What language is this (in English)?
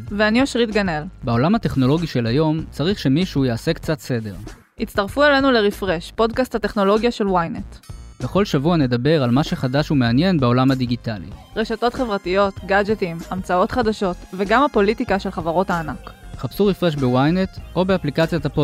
Hebrew